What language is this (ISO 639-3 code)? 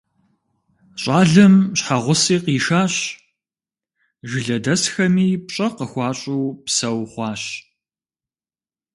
kbd